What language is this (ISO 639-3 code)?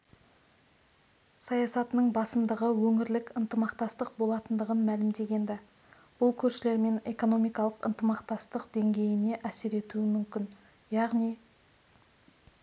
kaz